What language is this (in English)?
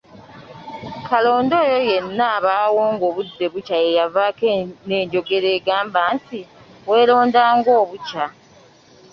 Ganda